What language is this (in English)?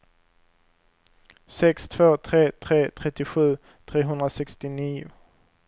Swedish